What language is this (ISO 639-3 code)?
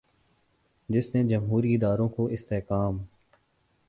urd